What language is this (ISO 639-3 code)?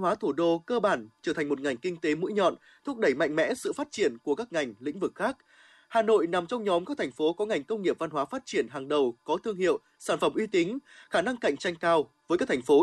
vie